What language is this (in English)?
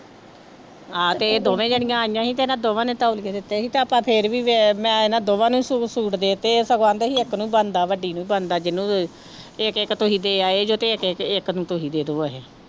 Punjabi